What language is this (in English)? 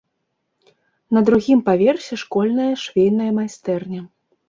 Belarusian